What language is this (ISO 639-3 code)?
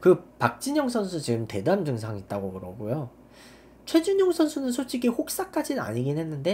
kor